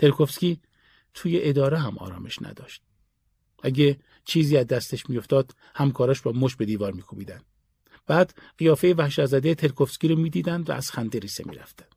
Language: Persian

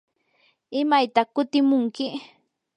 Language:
Yanahuanca Pasco Quechua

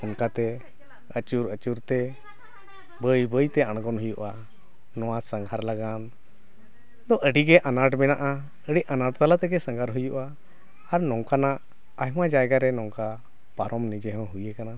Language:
Santali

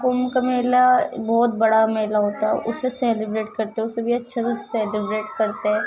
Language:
Urdu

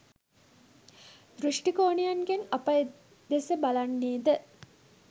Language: Sinhala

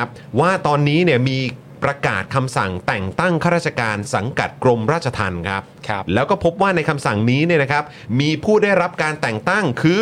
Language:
Thai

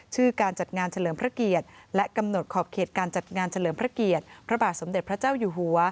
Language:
Thai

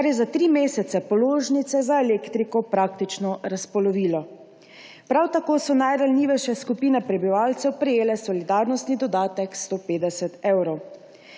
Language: Slovenian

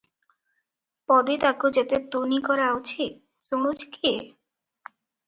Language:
Odia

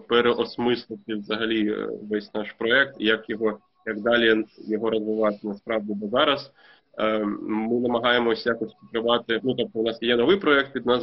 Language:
Ukrainian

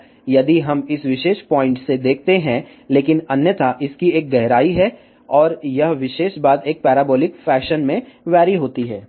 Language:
Hindi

